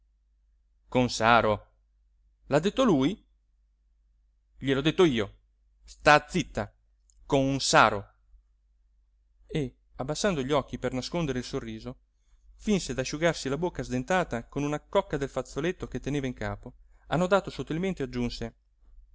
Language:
Italian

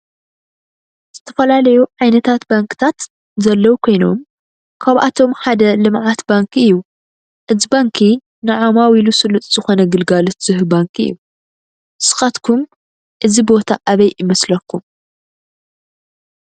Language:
Tigrinya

